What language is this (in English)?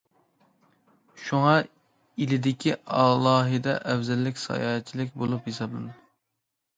Uyghur